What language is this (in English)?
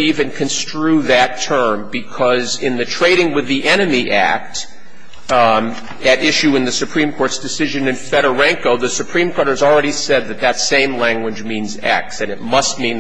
English